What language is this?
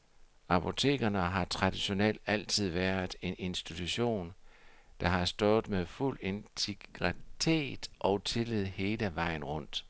Danish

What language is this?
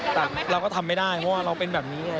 Thai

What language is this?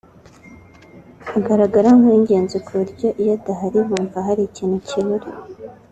Kinyarwanda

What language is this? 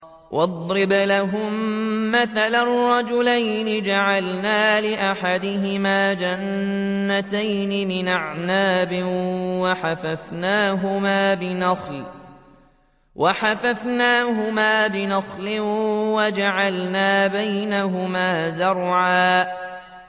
Arabic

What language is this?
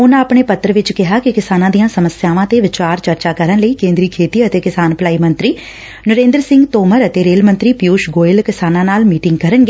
Punjabi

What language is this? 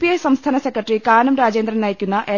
Malayalam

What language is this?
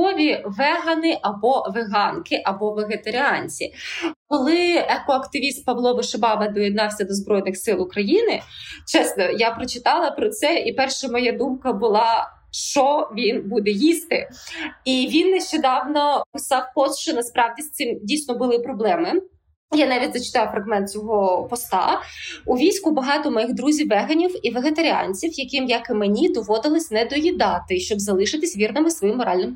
Ukrainian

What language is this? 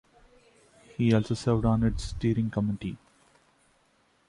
English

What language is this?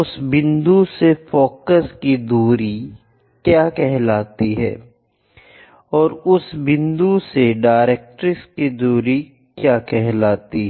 Hindi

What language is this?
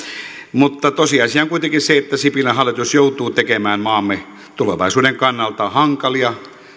Finnish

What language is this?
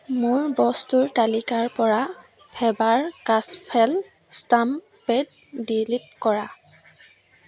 Assamese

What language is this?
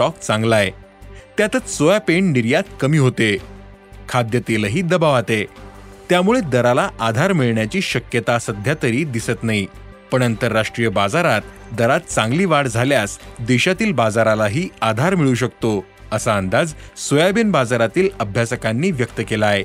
Marathi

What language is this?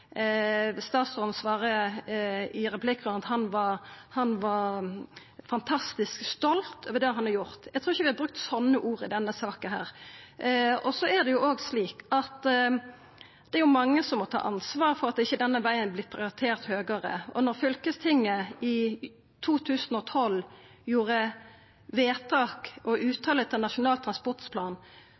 Norwegian Nynorsk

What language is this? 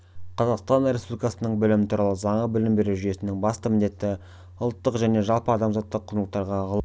Kazakh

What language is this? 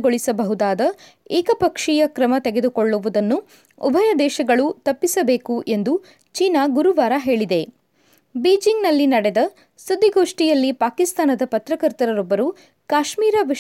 Kannada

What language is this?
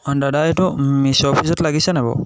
Assamese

